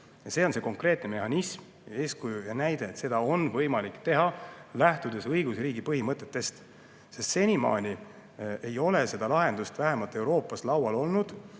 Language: Estonian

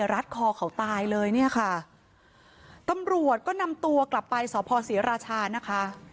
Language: Thai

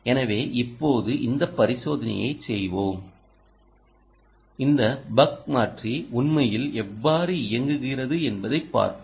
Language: Tamil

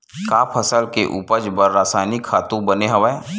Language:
Chhattisgarhi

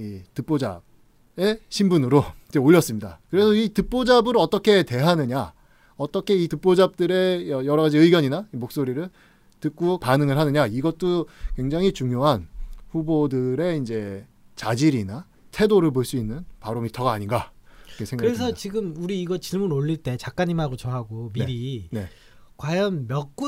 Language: Korean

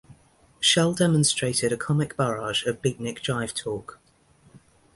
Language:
English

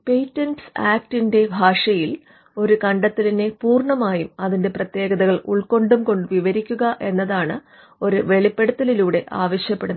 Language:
Malayalam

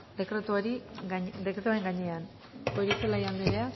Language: Basque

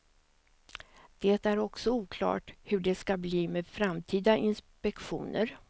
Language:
Swedish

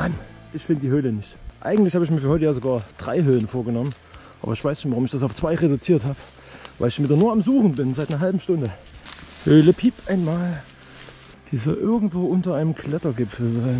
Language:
German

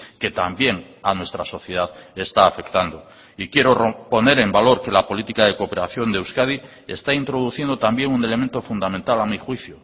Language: Spanish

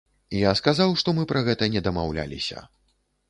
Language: Belarusian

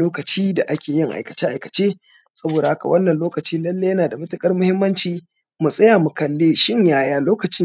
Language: Hausa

